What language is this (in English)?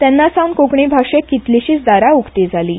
Konkani